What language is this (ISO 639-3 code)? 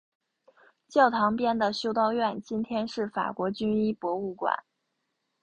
zho